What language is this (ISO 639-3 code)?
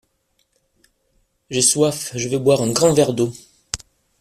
fra